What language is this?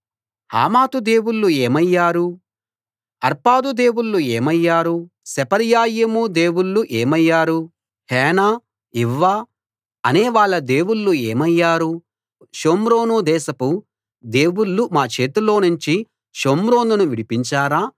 Telugu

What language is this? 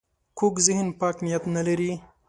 Pashto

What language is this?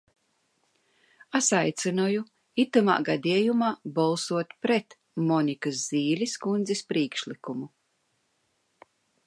Latvian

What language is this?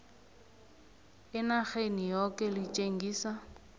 South Ndebele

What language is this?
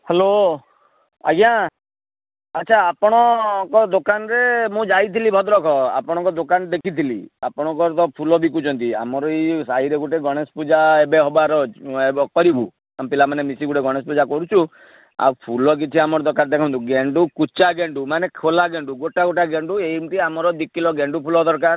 Odia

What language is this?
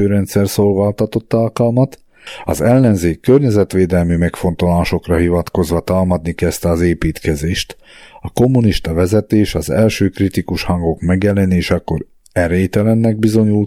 Hungarian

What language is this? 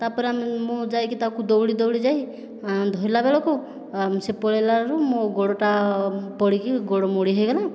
Odia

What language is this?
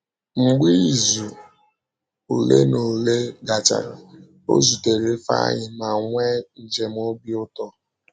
Igbo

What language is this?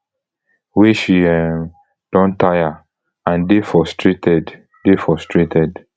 Nigerian Pidgin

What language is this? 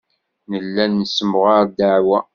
Kabyle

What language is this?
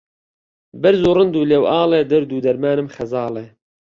Central Kurdish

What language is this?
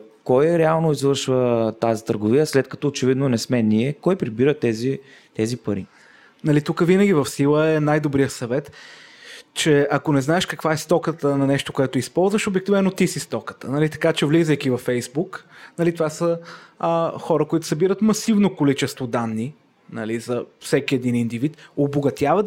Bulgarian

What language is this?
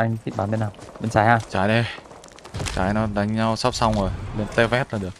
Vietnamese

